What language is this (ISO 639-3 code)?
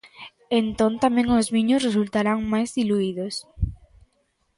glg